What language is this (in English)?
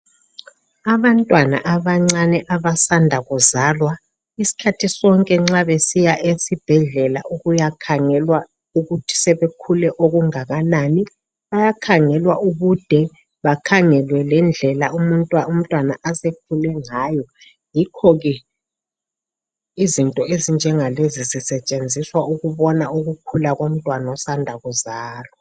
North Ndebele